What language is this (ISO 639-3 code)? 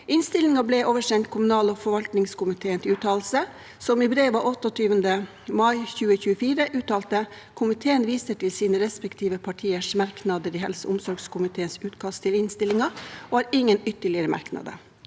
nor